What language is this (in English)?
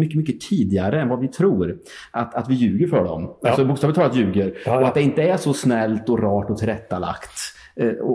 Swedish